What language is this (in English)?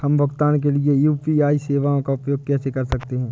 Hindi